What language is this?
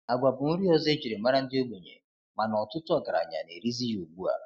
Igbo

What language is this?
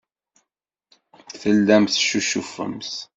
Kabyle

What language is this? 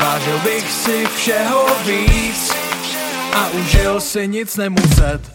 Czech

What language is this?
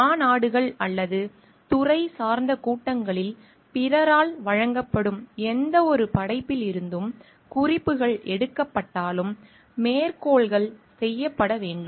Tamil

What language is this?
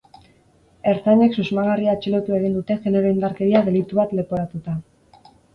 Basque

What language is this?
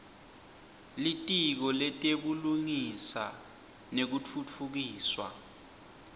Swati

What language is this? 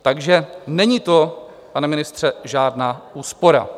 Czech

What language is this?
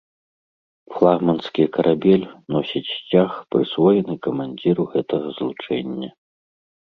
Belarusian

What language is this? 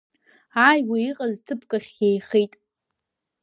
Abkhazian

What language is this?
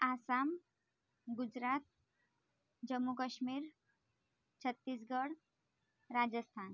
Marathi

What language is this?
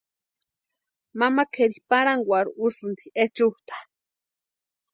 Western Highland Purepecha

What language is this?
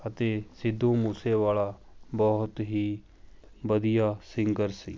Punjabi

